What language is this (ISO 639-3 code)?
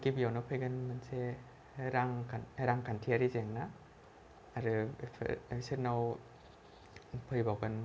brx